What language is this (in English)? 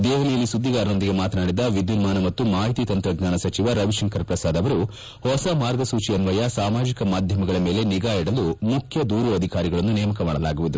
Kannada